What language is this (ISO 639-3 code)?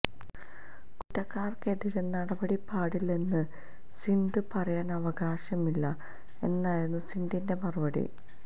mal